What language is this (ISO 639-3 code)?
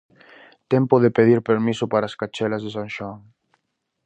glg